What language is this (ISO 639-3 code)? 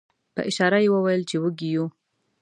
pus